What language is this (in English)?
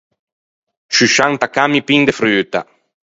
Ligurian